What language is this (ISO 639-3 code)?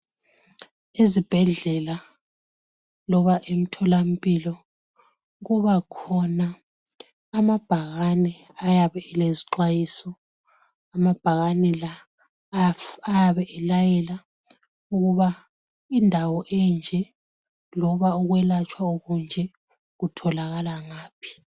nde